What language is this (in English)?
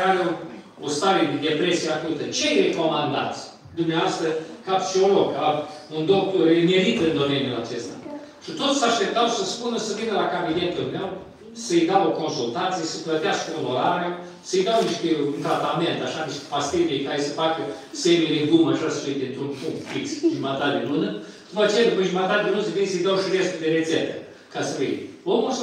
Romanian